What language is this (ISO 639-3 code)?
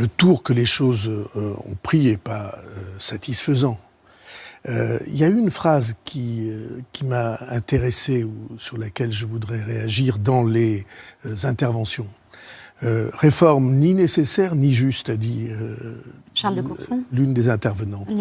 fra